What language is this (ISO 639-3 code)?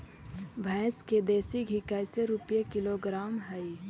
mag